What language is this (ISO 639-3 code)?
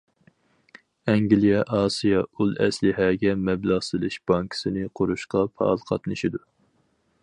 uig